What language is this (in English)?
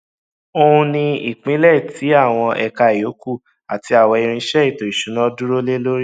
Yoruba